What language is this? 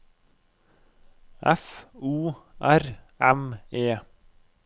Norwegian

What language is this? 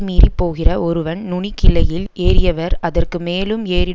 Tamil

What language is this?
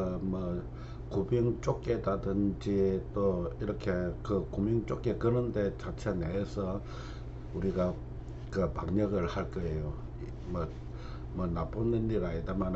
Korean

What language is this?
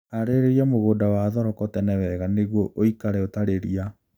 Kikuyu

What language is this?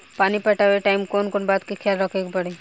Bhojpuri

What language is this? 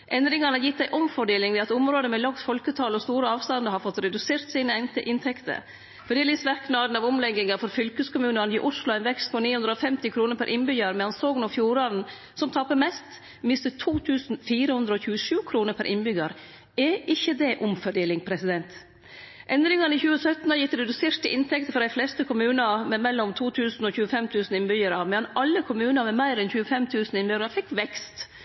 Norwegian Nynorsk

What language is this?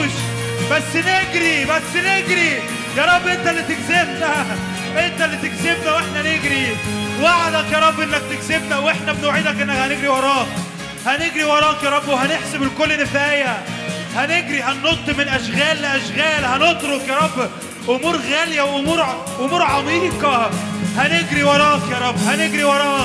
Arabic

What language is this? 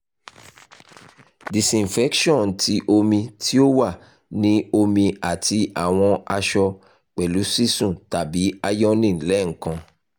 Yoruba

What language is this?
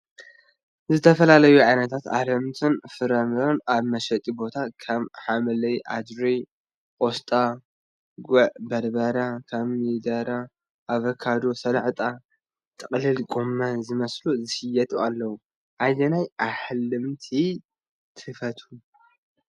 Tigrinya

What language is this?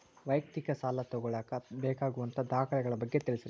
Kannada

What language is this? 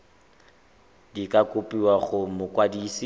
Tswana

